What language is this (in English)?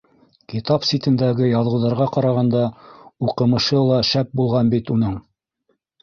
Bashkir